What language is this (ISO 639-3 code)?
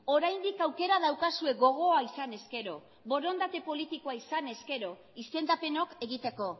eus